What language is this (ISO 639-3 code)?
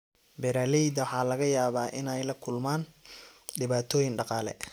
som